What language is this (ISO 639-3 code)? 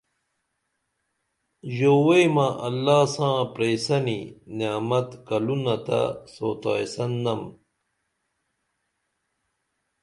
dml